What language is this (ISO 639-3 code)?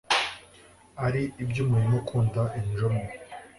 kin